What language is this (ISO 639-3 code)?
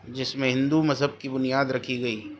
urd